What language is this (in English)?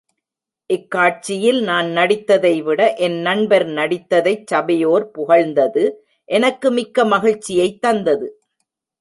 Tamil